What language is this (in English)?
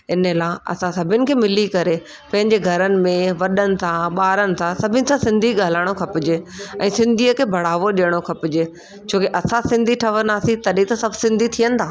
Sindhi